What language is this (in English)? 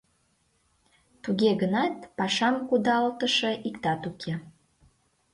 Mari